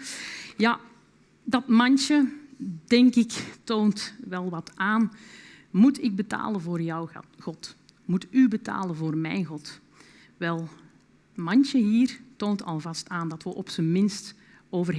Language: Dutch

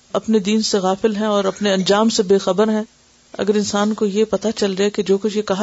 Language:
Urdu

